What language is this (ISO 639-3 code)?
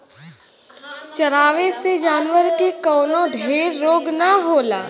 bho